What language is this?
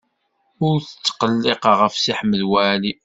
Kabyle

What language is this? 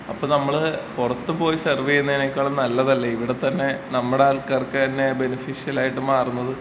Malayalam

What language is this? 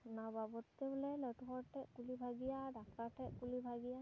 Santali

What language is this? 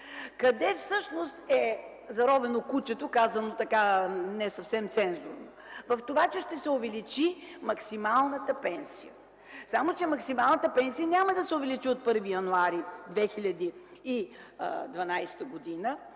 Bulgarian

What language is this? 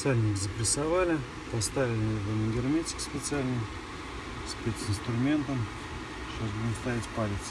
Russian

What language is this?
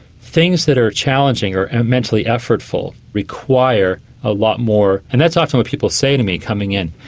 English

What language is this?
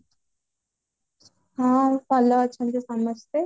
Odia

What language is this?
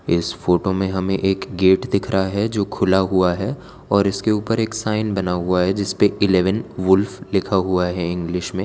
Hindi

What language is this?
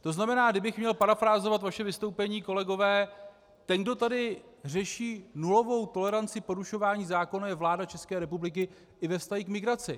Czech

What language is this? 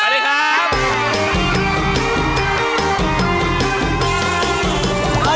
Thai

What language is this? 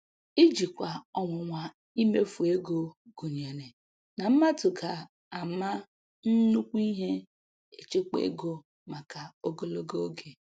Igbo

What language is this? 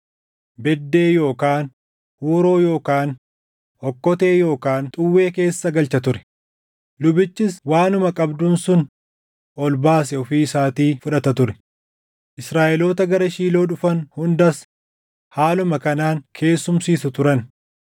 Oromo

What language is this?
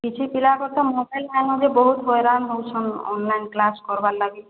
Odia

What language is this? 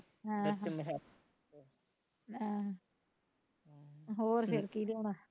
Punjabi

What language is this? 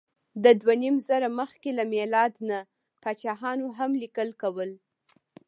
Pashto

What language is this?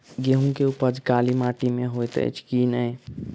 Maithili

